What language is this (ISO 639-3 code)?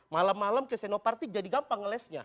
ind